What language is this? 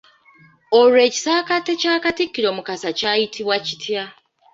Ganda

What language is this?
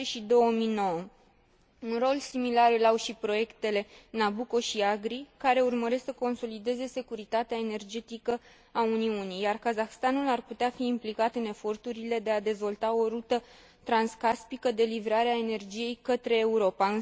Romanian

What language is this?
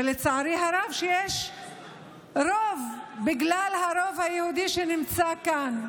Hebrew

